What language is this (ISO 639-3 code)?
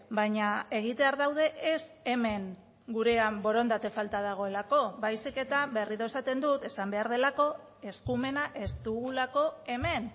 eus